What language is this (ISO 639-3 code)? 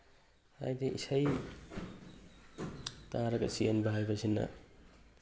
mni